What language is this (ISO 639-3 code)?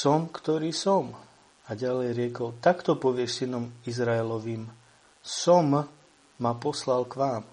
slk